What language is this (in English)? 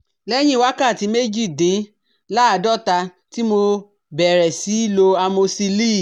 Yoruba